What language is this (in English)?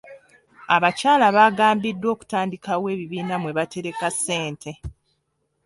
Ganda